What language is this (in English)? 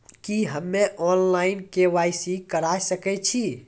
Maithili